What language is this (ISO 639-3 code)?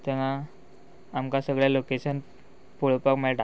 kok